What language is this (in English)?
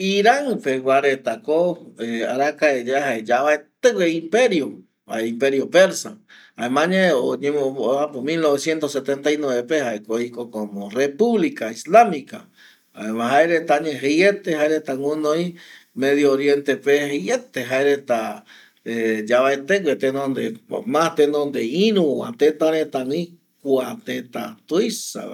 Eastern Bolivian Guaraní